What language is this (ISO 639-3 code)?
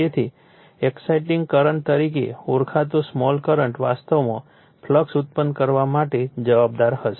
guj